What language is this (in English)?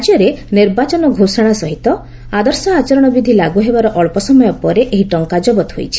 Odia